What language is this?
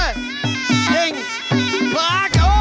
Thai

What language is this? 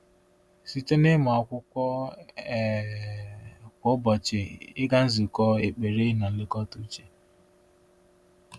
Igbo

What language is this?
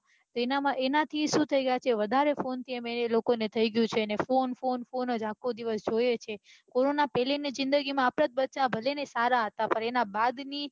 Gujarati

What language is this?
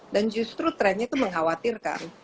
Indonesian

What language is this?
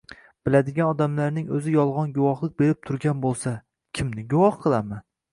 Uzbek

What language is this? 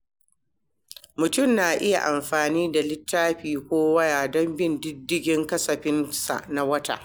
Hausa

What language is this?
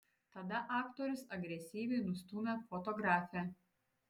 Lithuanian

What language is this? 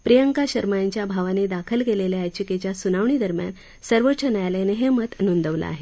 Marathi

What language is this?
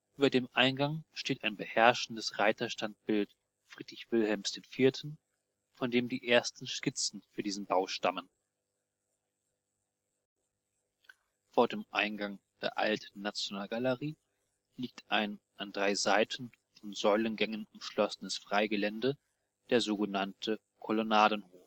German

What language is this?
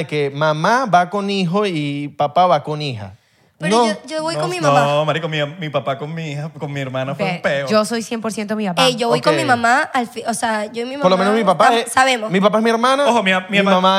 Spanish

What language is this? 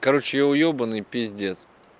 Russian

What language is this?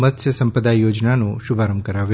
Gujarati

